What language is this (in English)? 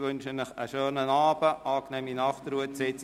Swiss German